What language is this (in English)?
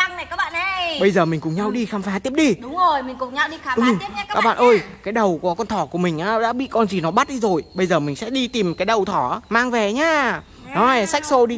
Vietnamese